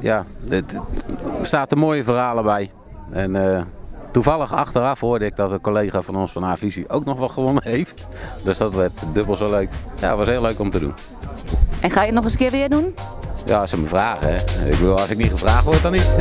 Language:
Dutch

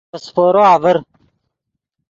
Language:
Yidgha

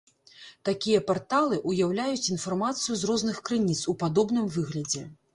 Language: Belarusian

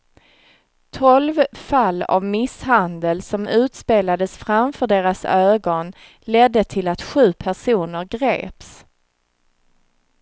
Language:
Swedish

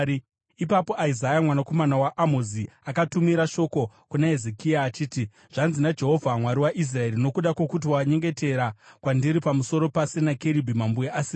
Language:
Shona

